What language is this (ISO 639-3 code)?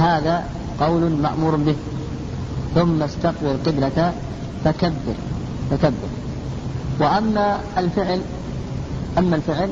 ara